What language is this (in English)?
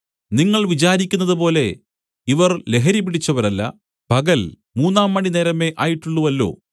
Malayalam